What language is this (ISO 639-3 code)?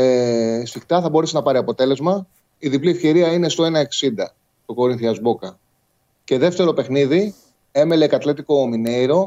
ell